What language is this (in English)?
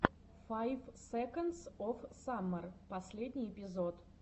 Russian